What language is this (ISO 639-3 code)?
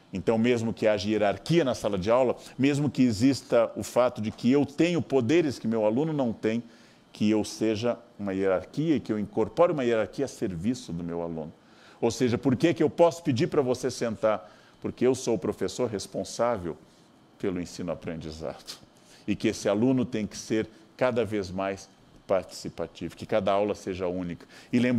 por